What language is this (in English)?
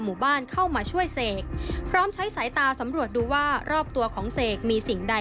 Thai